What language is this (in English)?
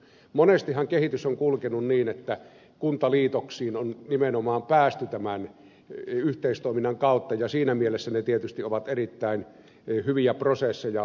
Finnish